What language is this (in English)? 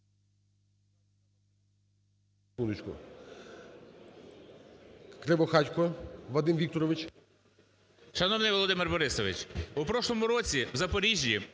Ukrainian